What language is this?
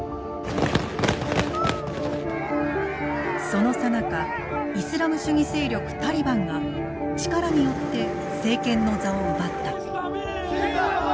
Japanese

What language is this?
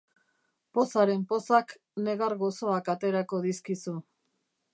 Basque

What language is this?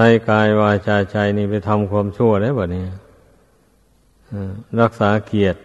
Thai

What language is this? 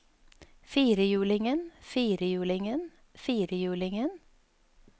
Norwegian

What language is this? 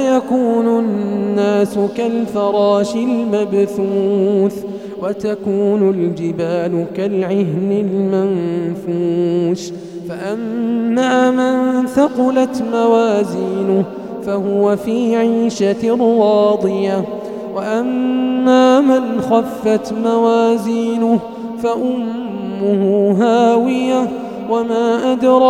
Arabic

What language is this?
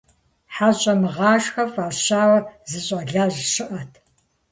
Kabardian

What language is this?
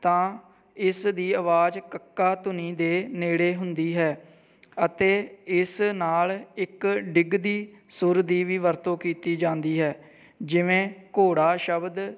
Punjabi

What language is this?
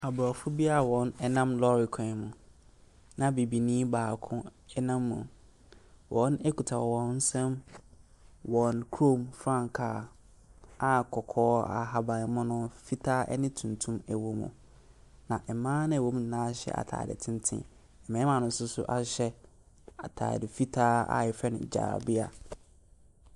Akan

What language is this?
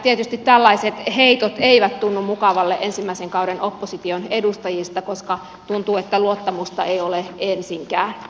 Finnish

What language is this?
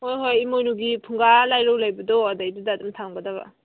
Manipuri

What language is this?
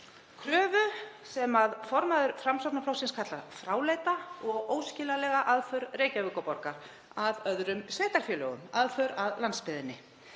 Icelandic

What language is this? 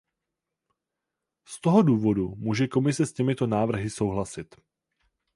Czech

